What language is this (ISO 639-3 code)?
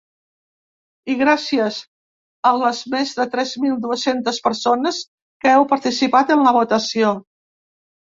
cat